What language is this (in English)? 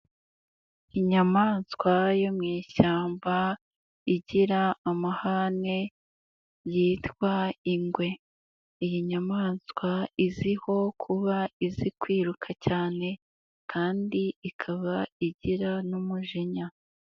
Kinyarwanda